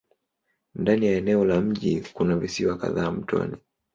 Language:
Swahili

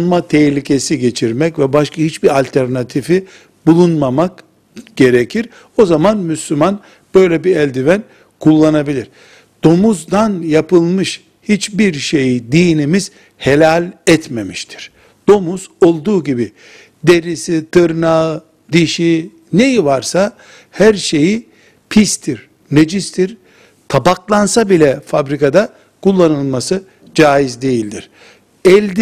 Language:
Turkish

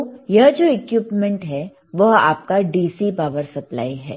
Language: Hindi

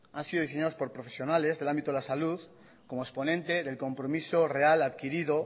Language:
Spanish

